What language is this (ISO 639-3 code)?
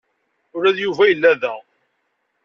kab